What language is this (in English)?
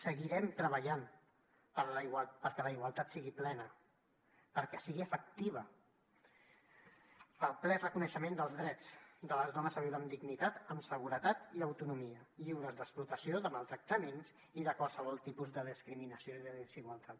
Catalan